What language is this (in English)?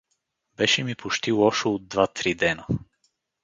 Bulgarian